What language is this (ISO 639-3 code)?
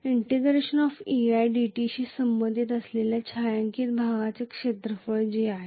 mar